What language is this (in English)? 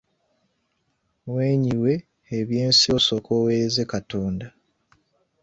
Ganda